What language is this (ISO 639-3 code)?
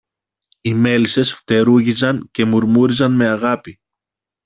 ell